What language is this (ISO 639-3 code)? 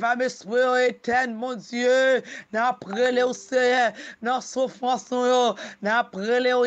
fra